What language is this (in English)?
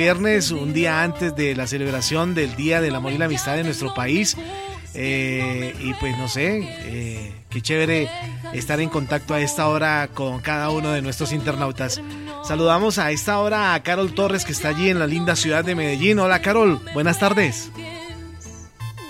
Spanish